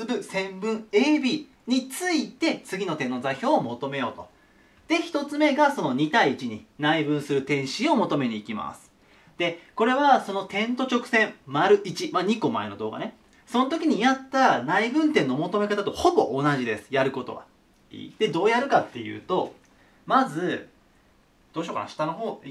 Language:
Japanese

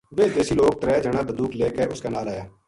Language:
Gujari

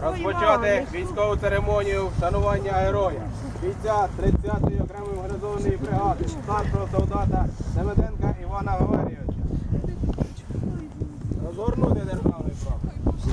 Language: Ukrainian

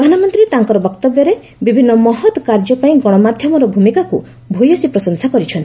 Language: Odia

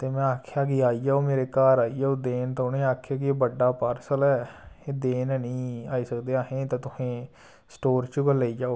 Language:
Dogri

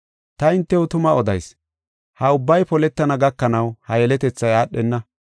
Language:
Gofa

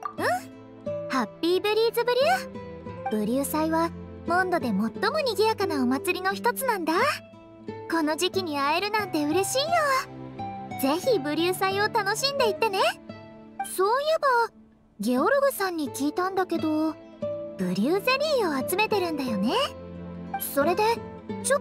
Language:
Japanese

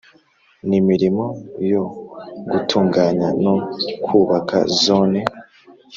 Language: Kinyarwanda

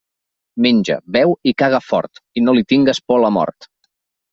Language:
Catalan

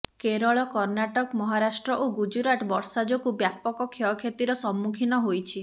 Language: Odia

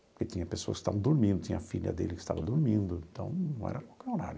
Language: Portuguese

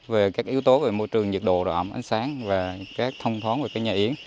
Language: Vietnamese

